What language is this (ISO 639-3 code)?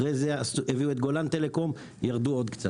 heb